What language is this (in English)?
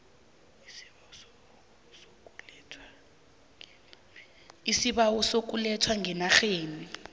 South Ndebele